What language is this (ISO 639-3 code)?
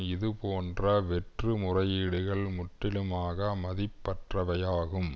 tam